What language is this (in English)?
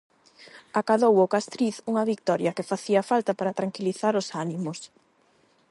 Galician